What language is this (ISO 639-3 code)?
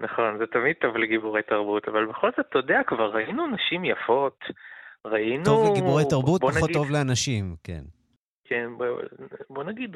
heb